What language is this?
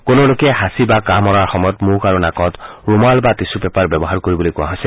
Assamese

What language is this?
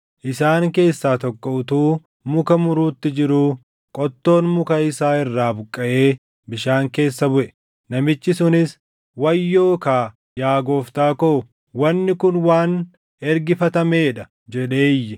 Oromo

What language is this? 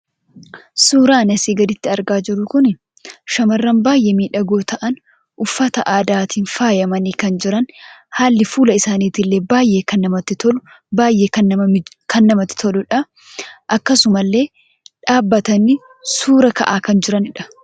Oromo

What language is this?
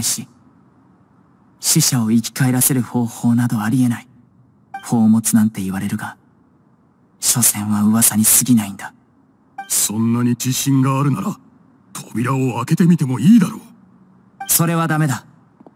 Japanese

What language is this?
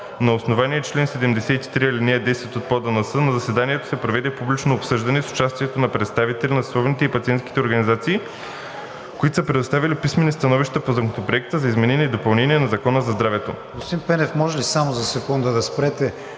Bulgarian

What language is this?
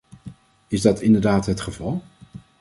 Dutch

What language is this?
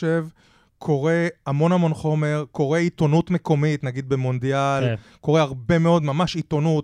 Hebrew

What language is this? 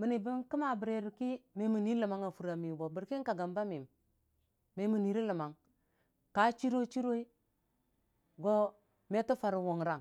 Dijim-Bwilim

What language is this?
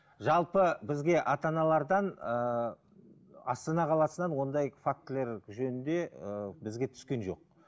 Kazakh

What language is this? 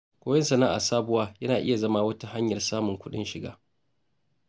Hausa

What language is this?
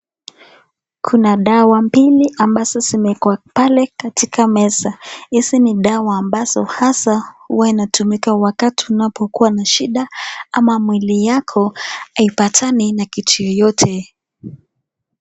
Swahili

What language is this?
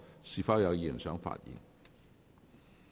Cantonese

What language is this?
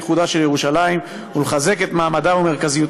Hebrew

